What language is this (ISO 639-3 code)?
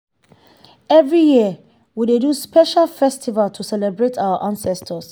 pcm